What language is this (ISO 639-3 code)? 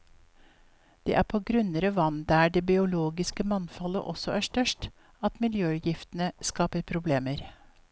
nor